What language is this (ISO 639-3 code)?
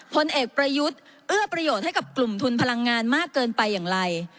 tha